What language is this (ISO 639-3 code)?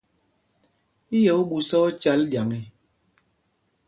mgg